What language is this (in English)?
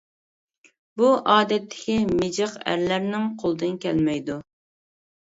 Uyghur